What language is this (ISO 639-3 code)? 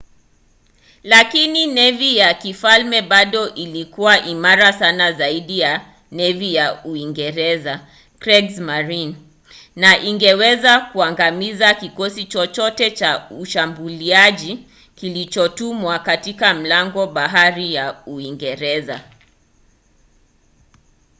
swa